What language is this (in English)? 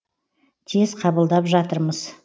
Kazakh